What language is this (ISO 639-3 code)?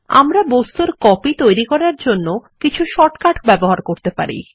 ben